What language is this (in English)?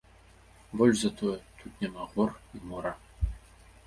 Belarusian